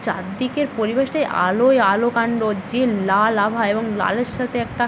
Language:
Bangla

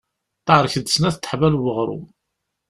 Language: Kabyle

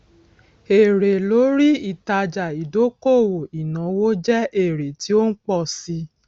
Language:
Yoruba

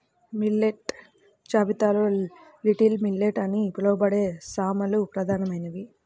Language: Telugu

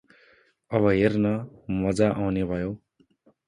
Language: Nepali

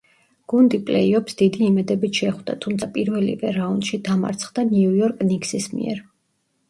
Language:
Georgian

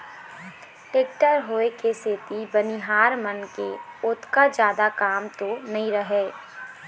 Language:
Chhattisgarhi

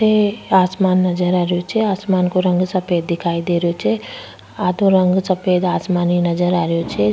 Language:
Rajasthani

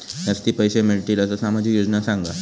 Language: Marathi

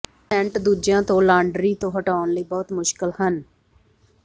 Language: Punjabi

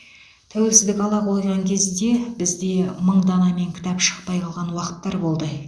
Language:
Kazakh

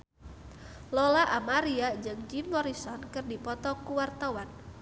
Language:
Sundanese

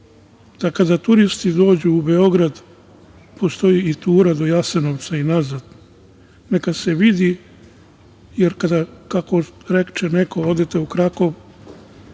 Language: Serbian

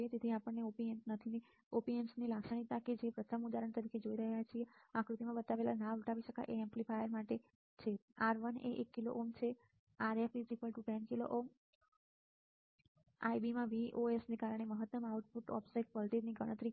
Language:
Gujarati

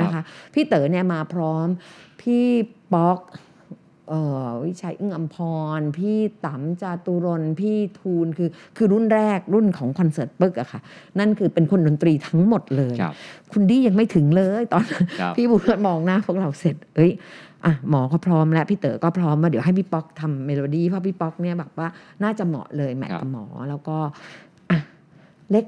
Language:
Thai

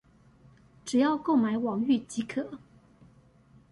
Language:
Chinese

